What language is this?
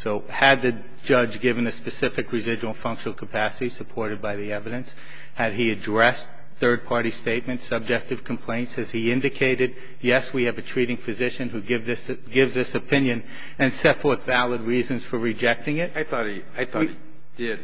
English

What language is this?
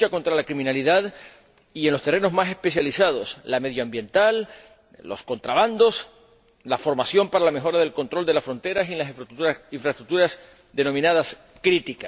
Spanish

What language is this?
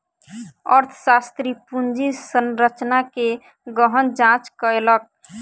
Maithili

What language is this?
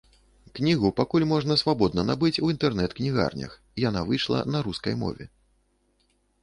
Belarusian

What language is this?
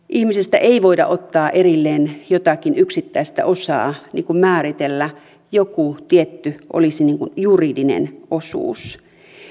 Finnish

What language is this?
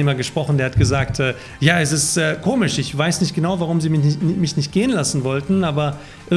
German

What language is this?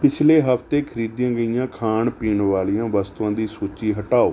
Punjabi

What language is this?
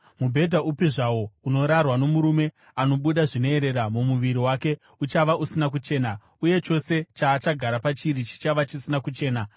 Shona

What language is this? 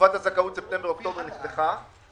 Hebrew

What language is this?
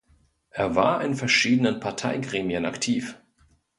German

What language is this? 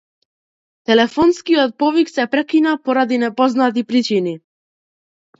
Macedonian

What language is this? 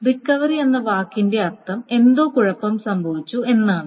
Malayalam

